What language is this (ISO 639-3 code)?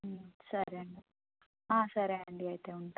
tel